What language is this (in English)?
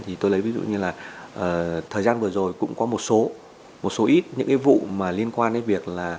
Vietnamese